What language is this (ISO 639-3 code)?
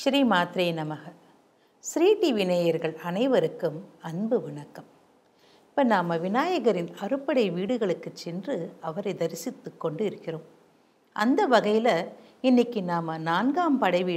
kor